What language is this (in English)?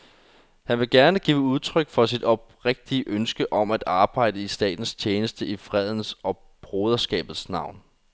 Danish